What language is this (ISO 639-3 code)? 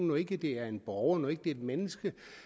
dan